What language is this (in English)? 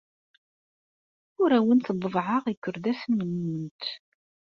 Kabyle